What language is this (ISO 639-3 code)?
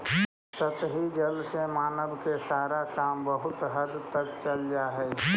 mag